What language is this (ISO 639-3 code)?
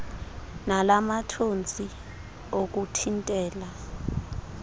xho